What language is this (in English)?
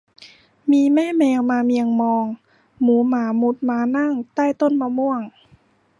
Thai